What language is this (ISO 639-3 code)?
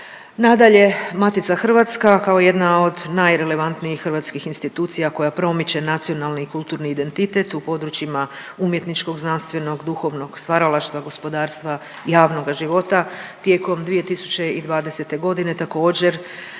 hrv